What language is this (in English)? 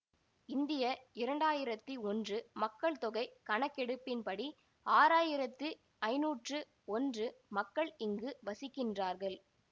Tamil